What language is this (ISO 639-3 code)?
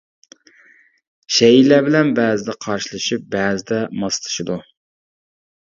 uig